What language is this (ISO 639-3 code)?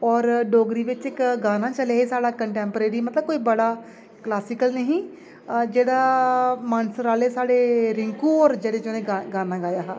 doi